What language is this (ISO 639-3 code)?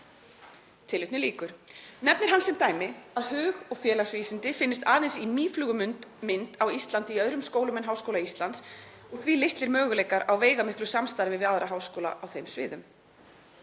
isl